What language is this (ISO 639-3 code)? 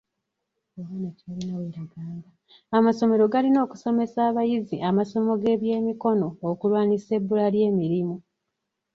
lug